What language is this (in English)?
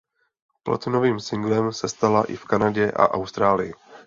Czech